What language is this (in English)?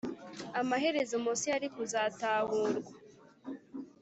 Kinyarwanda